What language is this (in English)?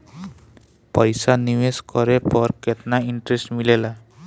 Bhojpuri